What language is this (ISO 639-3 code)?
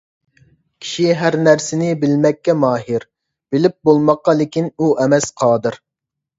uig